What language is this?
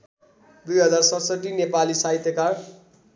Nepali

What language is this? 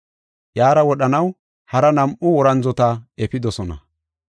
Gofa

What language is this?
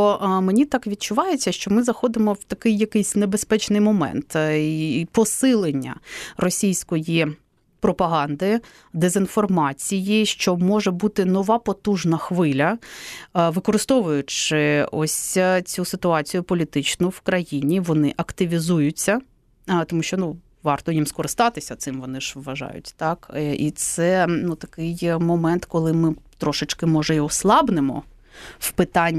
Ukrainian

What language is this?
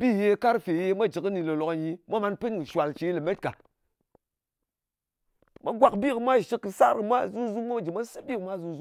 Ngas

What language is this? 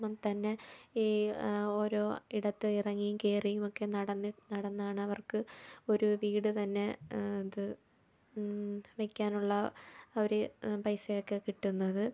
Malayalam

